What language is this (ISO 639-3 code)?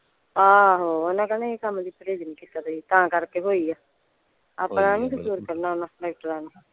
pan